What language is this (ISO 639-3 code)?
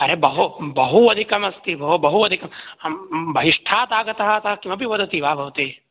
san